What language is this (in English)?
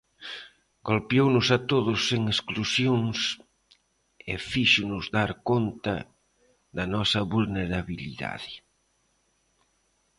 Galician